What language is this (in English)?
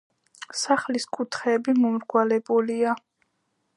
Georgian